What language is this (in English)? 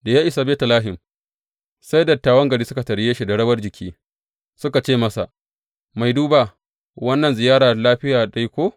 Hausa